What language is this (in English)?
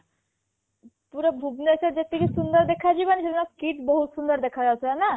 Odia